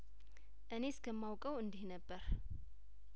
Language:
Amharic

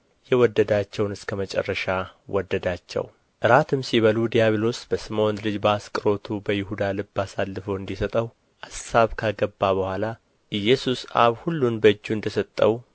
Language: Amharic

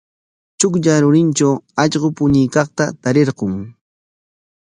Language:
Corongo Ancash Quechua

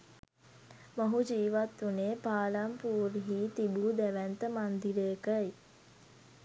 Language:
Sinhala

